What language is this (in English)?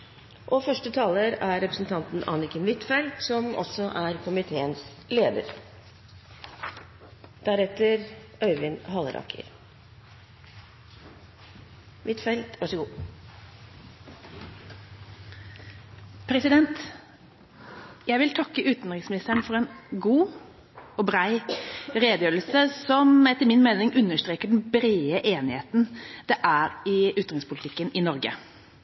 Norwegian Bokmål